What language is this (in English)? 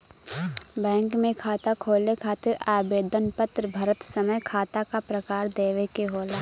Bhojpuri